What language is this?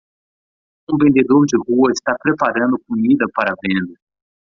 Portuguese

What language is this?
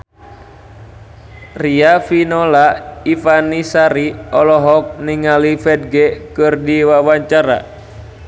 Sundanese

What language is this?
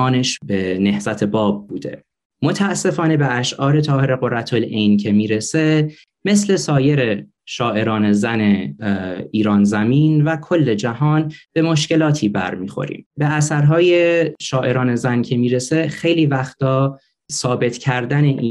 Persian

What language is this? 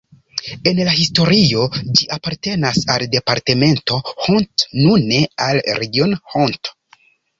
Esperanto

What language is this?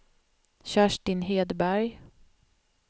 Swedish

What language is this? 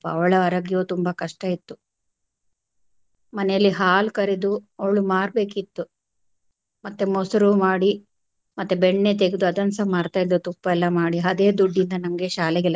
Kannada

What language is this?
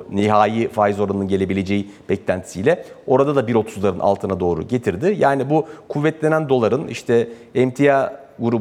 Turkish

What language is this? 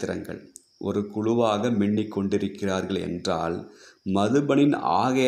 Tamil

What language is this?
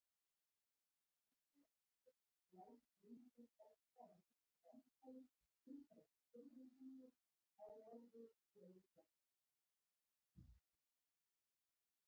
Icelandic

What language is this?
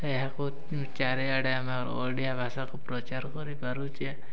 Odia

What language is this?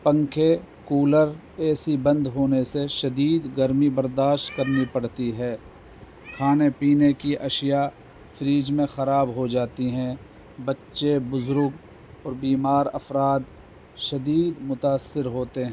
Urdu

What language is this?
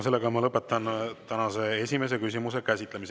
Estonian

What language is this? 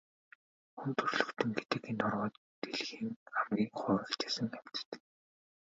Mongolian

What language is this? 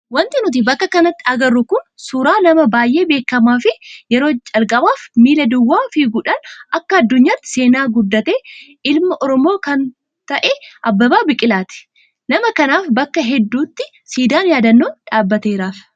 Oromo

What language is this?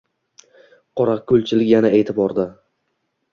Uzbek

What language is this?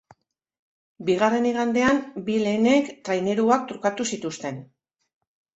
Basque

